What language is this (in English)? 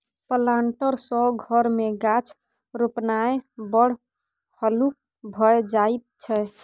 Maithili